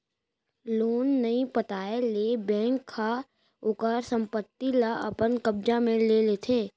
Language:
Chhattisgarhi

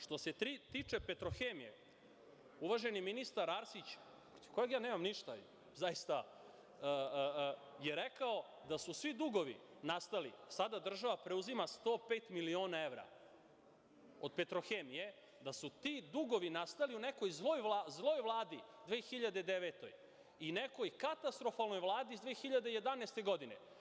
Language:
Serbian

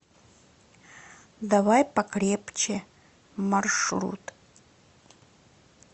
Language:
Russian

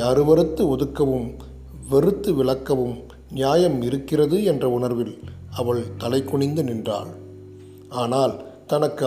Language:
Tamil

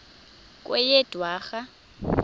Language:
Xhosa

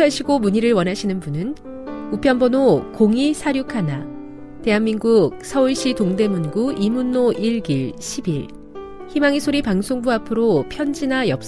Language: Korean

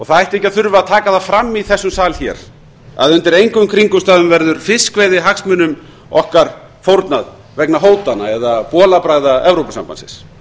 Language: Icelandic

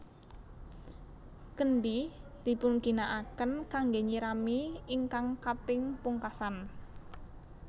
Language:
Javanese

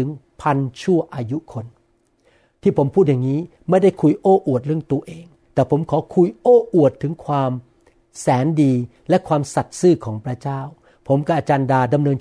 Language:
Thai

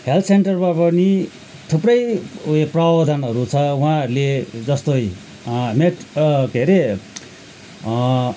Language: Nepali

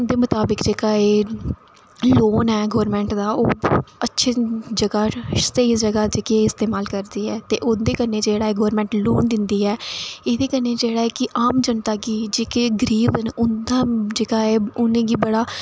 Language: Dogri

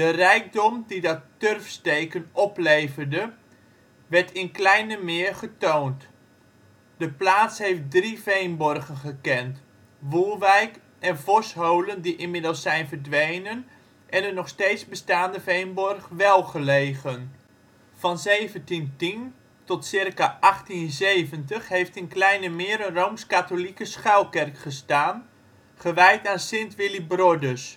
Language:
Dutch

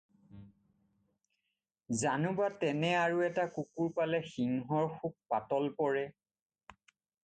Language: Assamese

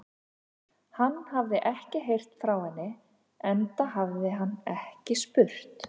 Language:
Icelandic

